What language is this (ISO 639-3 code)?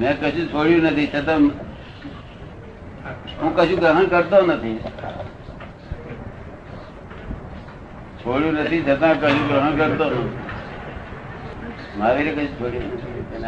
guj